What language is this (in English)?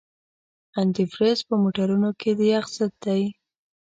Pashto